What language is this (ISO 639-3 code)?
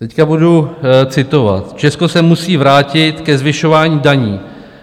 ces